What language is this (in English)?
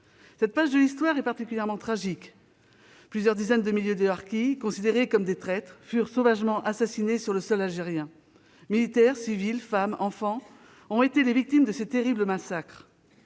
French